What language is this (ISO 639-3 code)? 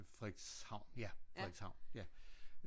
dan